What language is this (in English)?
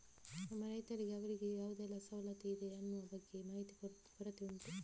Kannada